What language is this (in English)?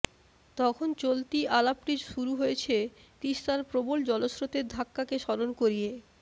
Bangla